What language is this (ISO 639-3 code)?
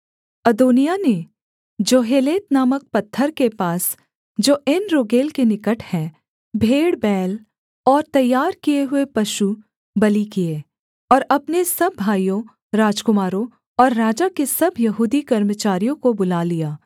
hin